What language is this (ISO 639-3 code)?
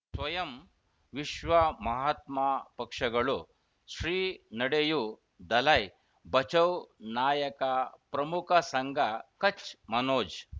kan